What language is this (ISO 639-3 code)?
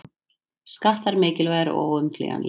isl